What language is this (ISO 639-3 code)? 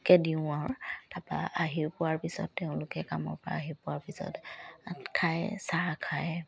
asm